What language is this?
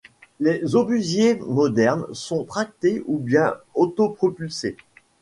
French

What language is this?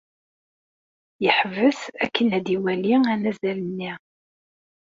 Kabyle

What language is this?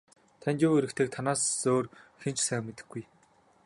Mongolian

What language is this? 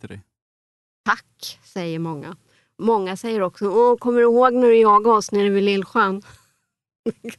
Swedish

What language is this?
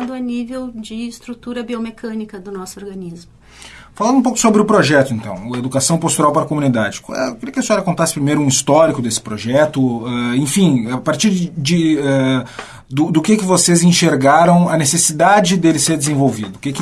Portuguese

